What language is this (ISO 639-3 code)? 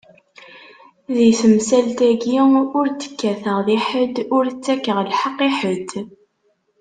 kab